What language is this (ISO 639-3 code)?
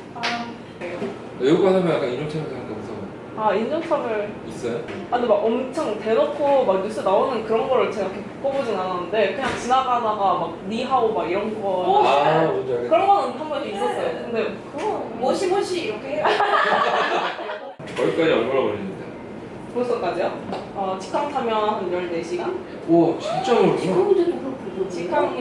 kor